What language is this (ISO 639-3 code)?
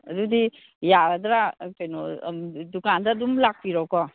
mni